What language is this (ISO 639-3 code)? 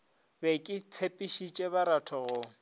nso